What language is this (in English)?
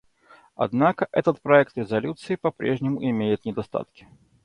Russian